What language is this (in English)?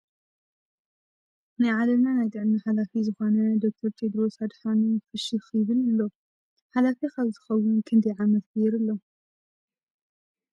Tigrinya